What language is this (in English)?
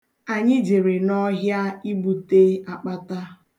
Igbo